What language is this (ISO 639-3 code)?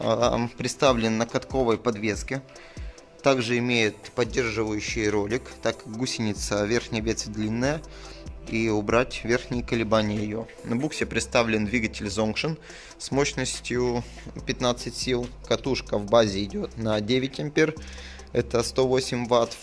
rus